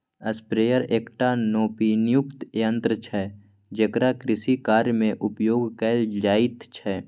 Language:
Maithili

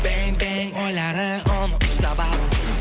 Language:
Kazakh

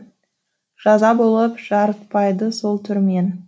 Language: Kazakh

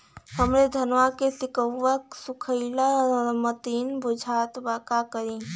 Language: Bhojpuri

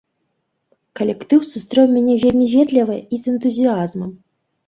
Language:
Belarusian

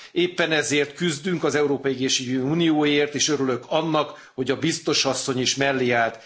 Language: Hungarian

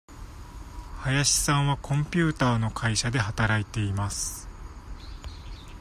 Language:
Japanese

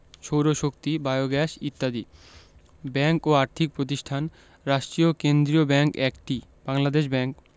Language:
Bangla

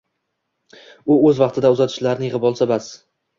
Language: Uzbek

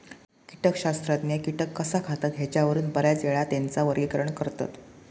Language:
Marathi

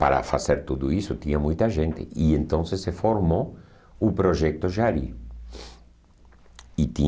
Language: Portuguese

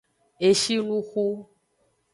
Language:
Aja (Benin)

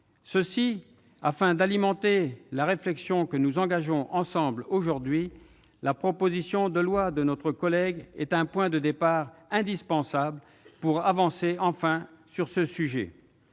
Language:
French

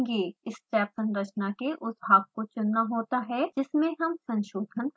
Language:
Hindi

